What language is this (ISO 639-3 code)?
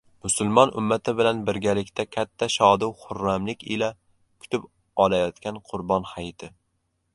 uzb